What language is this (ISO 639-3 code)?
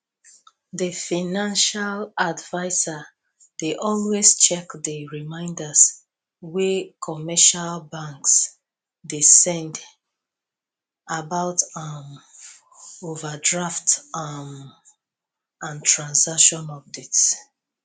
pcm